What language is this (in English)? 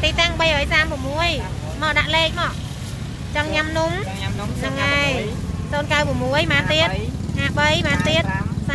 Vietnamese